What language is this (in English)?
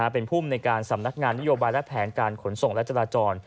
Thai